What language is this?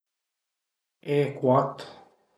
Piedmontese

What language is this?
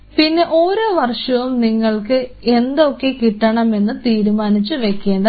Malayalam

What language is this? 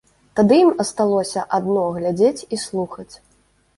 Belarusian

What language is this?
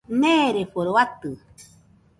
Nüpode Huitoto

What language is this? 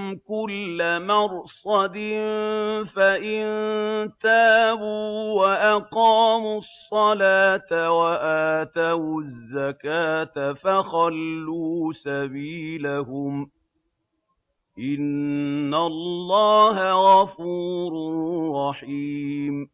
Arabic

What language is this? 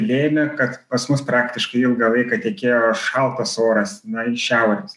Lithuanian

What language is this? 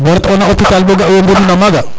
Serer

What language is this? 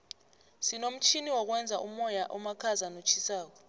South Ndebele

